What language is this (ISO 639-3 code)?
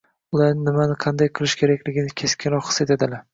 uzb